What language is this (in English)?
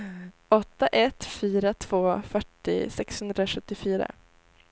Swedish